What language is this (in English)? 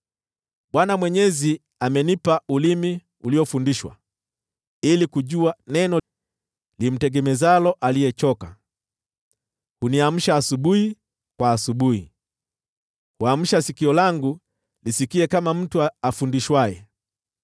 Swahili